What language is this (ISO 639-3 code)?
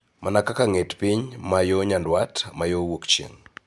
luo